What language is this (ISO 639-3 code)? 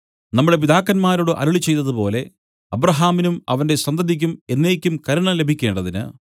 mal